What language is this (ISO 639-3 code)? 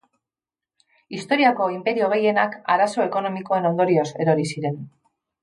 eus